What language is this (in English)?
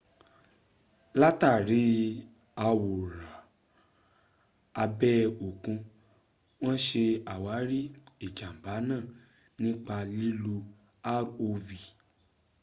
Yoruba